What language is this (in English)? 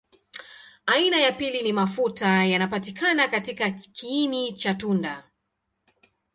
Swahili